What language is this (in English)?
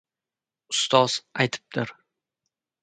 Uzbek